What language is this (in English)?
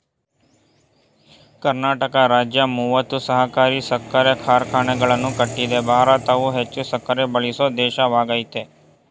Kannada